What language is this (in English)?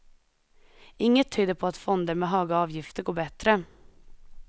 Swedish